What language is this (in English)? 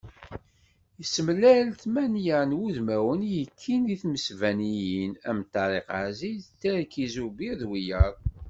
Kabyle